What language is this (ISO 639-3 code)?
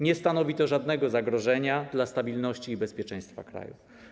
pol